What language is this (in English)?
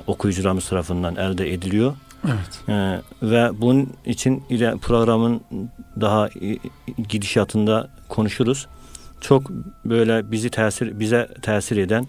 Turkish